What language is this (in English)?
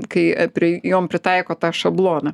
Lithuanian